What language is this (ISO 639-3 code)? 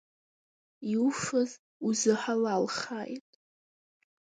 abk